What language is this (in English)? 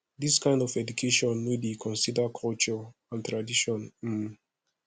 Nigerian Pidgin